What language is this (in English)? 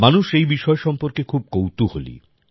Bangla